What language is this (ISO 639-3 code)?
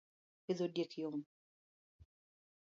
luo